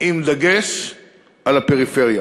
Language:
Hebrew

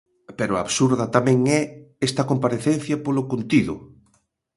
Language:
Galician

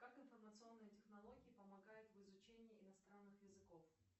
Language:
Russian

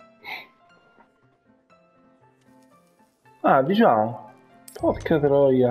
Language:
Italian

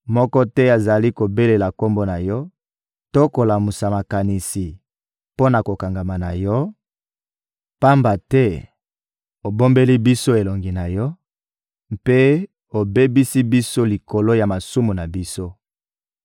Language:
Lingala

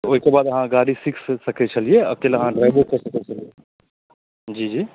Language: Maithili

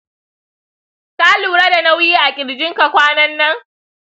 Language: Hausa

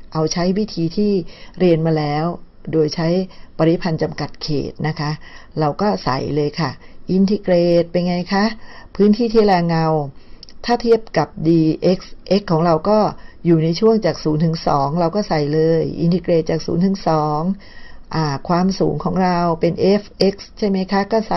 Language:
Thai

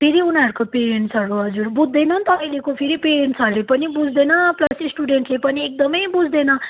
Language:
Nepali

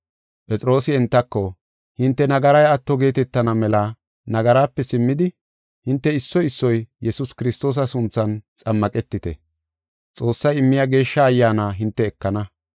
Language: Gofa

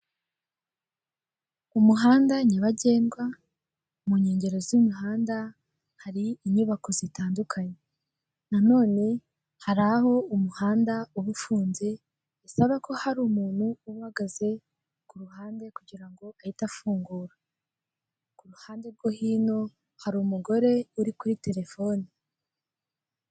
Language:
Kinyarwanda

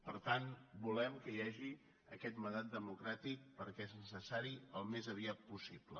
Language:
Catalan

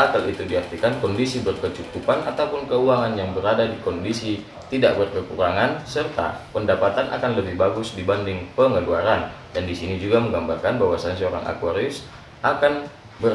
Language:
Indonesian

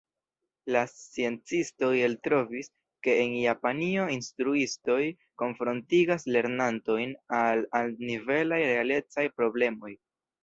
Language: Esperanto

